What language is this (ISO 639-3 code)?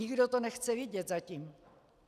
ces